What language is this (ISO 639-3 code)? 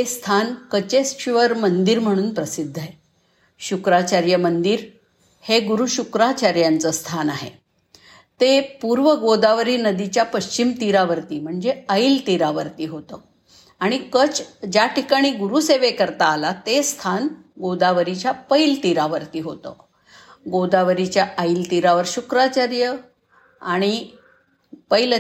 mar